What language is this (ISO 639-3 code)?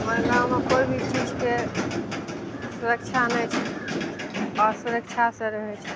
mai